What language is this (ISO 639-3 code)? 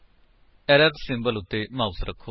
pan